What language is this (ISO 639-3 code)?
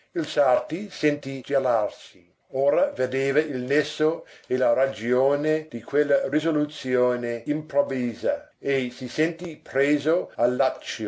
ita